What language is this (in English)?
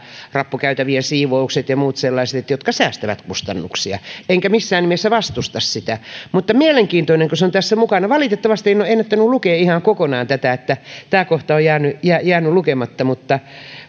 Finnish